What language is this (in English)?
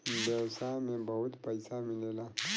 Bhojpuri